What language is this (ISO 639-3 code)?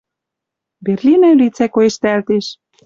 mrj